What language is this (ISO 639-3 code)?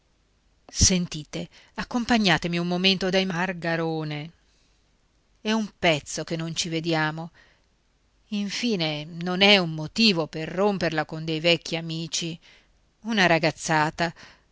ita